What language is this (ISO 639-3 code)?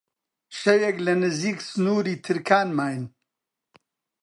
ckb